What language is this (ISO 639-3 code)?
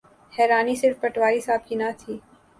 urd